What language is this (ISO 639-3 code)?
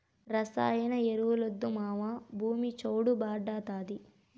tel